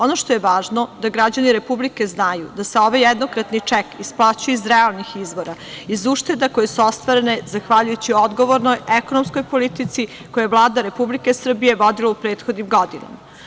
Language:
Serbian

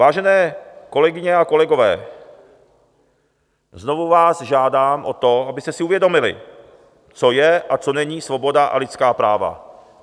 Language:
Czech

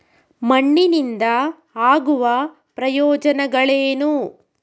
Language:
Kannada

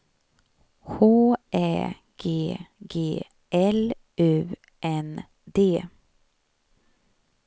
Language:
Swedish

